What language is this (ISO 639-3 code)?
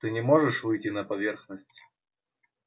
rus